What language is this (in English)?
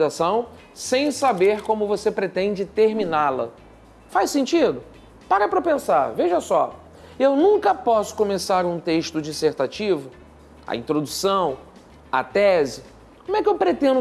Portuguese